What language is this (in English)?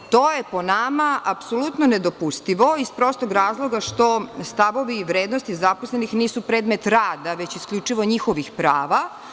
Serbian